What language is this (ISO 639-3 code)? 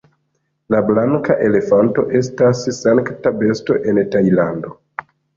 epo